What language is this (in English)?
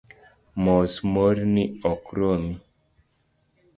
Luo (Kenya and Tanzania)